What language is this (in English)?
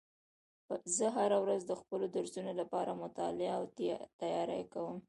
Pashto